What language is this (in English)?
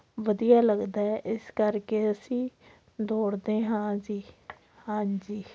Punjabi